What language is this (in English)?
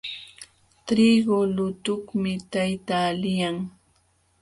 Jauja Wanca Quechua